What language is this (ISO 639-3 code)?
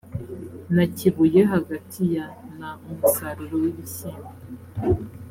kin